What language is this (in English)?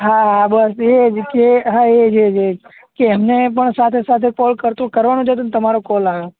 Gujarati